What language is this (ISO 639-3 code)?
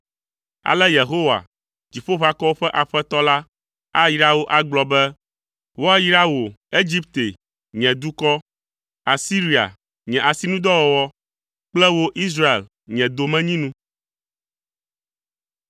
ewe